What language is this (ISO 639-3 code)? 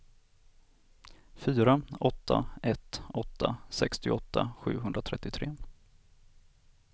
swe